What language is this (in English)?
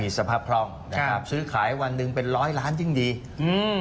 Thai